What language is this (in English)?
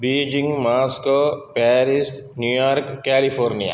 Sanskrit